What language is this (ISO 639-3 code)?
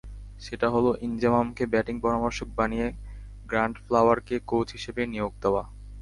ben